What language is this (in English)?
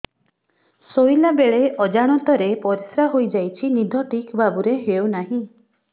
Odia